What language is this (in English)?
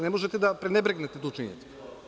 Serbian